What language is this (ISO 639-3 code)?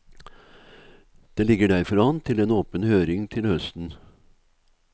nor